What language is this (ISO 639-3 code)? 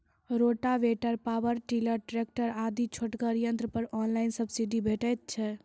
mai